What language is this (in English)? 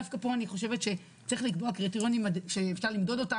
Hebrew